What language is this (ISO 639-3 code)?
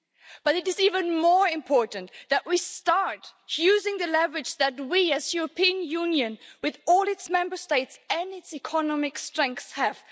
eng